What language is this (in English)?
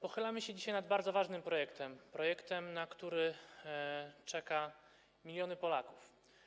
Polish